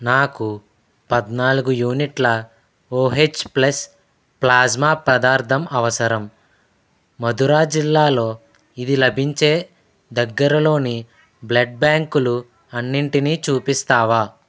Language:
Telugu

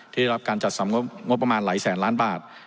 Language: Thai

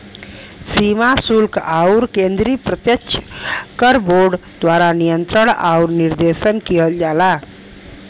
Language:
Bhojpuri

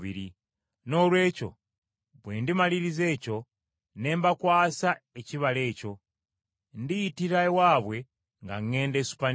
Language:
Ganda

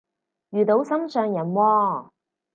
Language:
Cantonese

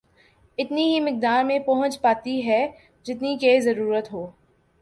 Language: Urdu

